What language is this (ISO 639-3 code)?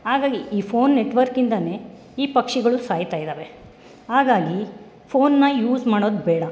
kan